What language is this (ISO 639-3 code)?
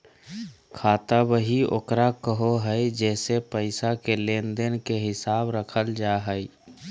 mag